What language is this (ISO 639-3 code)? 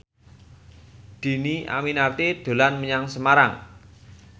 jav